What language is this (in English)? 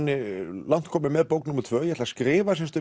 Icelandic